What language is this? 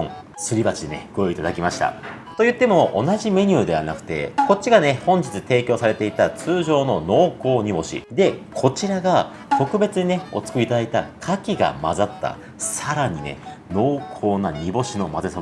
Japanese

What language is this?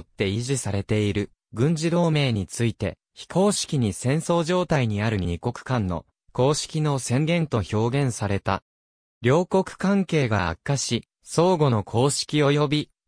Japanese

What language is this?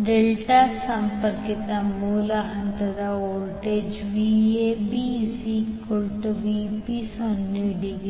Kannada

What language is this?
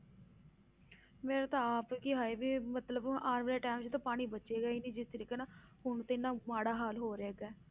Punjabi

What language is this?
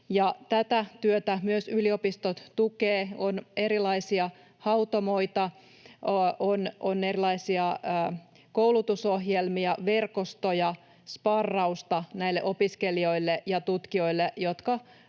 Finnish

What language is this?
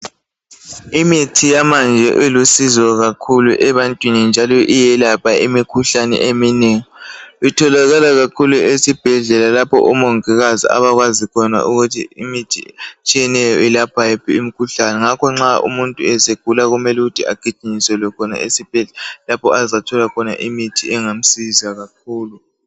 North Ndebele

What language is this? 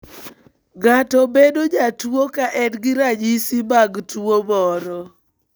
Luo (Kenya and Tanzania)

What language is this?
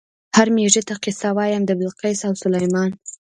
Pashto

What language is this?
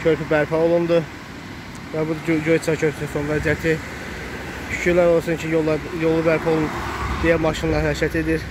Turkish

